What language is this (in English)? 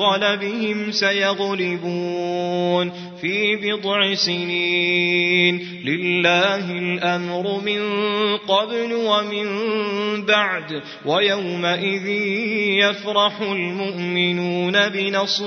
Arabic